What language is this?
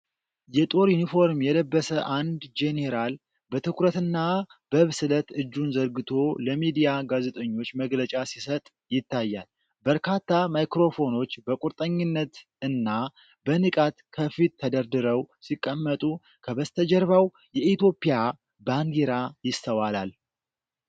Amharic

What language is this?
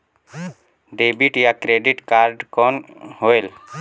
Chhattisgarhi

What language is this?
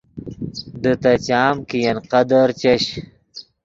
Yidgha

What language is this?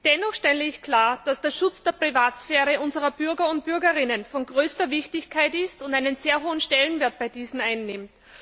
German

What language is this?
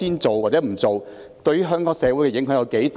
Cantonese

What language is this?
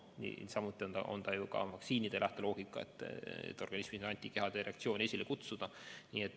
Estonian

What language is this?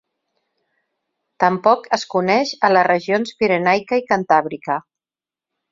Catalan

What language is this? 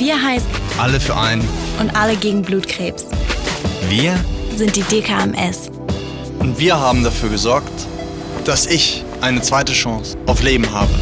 German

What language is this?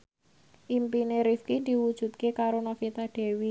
Javanese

